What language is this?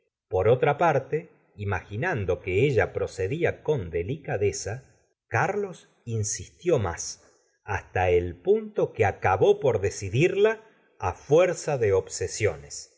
Spanish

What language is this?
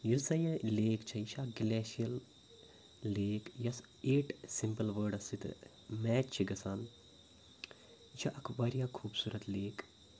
Kashmiri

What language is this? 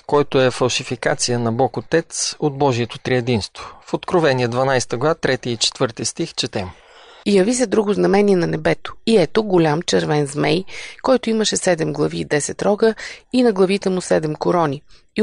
Bulgarian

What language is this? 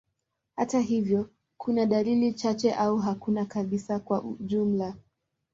Swahili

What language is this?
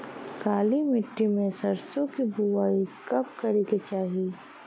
Bhojpuri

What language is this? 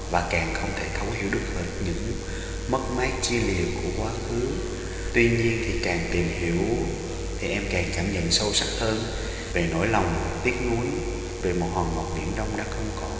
Vietnamese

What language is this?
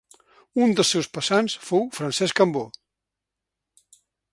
Catalan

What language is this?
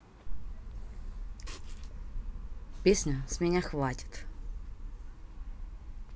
Russian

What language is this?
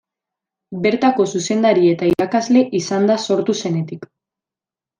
Basque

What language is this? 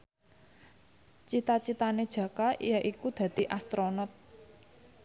Javanese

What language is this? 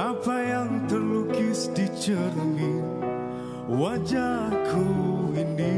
Malay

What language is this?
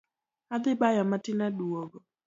Luo (Kenya and Tanzania)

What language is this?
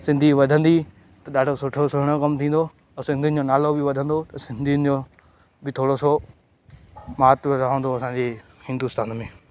Sindhi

